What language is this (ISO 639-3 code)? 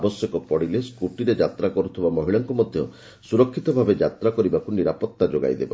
ori